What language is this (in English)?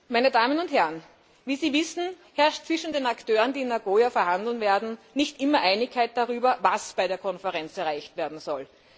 German